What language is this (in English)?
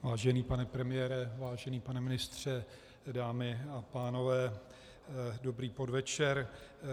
Czech